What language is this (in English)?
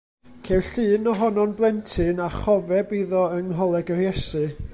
Welsh